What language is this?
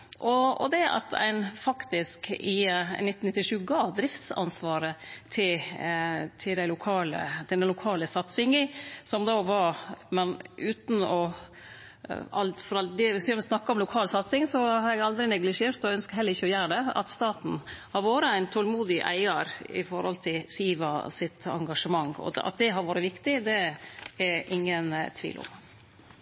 Norwegian Nynorsk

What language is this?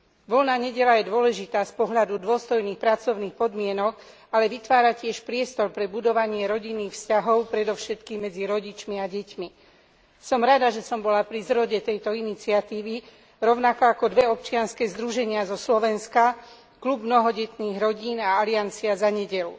Slovak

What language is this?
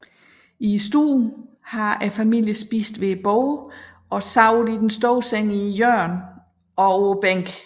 Danish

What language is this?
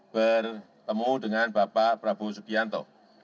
Indonesian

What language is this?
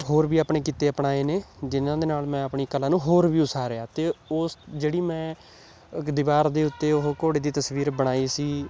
Punjabi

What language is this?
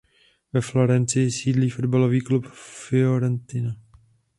Czech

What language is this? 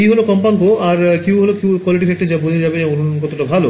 Bangla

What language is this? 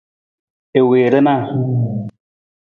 Nawdm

